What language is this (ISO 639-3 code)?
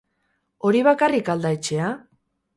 eus